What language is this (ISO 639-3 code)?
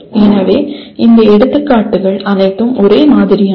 tam